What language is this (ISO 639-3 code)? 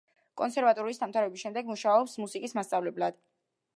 kat